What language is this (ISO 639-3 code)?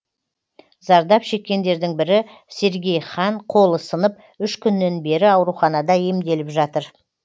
kaz